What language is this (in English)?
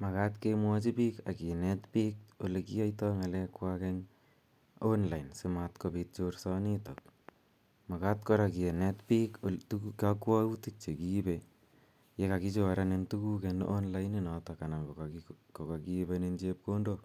Kalenjin